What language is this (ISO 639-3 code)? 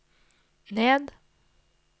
nor